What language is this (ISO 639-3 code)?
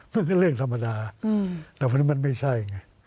tha